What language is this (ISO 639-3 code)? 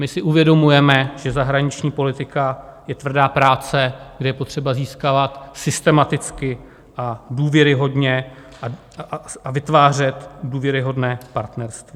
ces